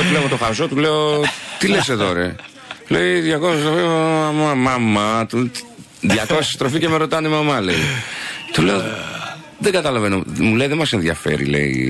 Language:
Greek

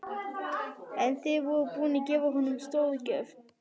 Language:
Icelandic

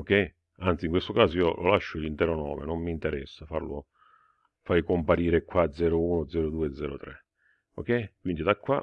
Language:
Italian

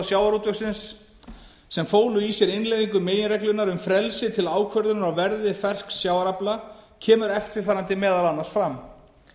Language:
Icelandic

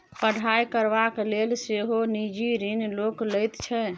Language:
Maithili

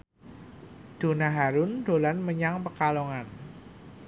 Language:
Javanese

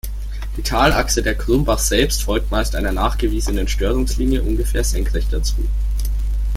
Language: German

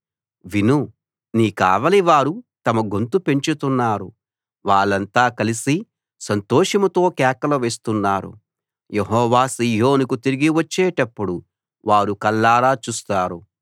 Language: Telugu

